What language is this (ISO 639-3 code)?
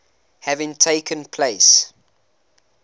eng